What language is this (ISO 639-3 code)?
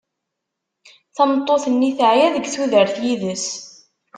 kab